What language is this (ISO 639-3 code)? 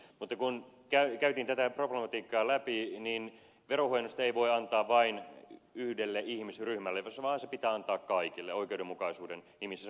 fin